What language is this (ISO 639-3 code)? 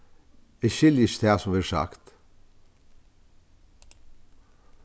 fao